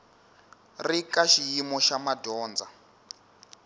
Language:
Tsonga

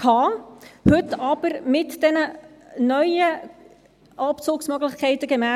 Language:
Swiss German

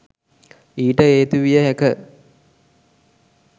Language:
Sinhala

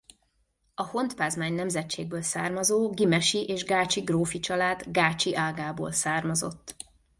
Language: Hungarian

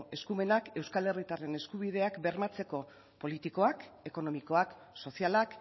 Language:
Basque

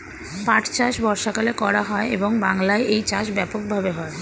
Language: Bangla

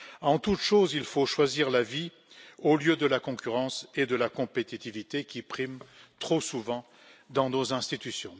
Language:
French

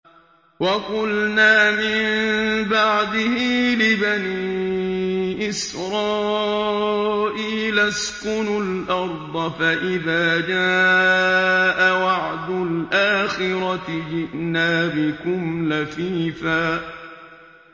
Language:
Arabic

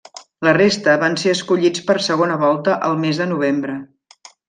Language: Catalan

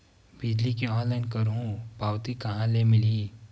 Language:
Chhattisgarhi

